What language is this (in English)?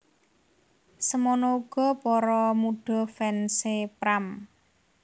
Javanese